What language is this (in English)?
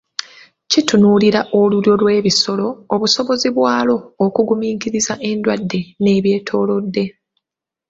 Ganda